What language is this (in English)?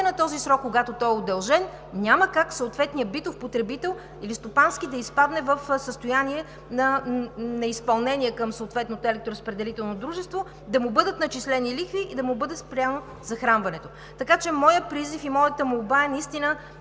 Bulgarian